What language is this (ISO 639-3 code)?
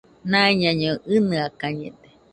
hux